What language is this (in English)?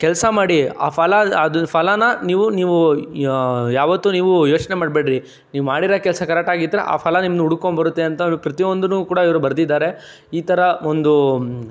Kannada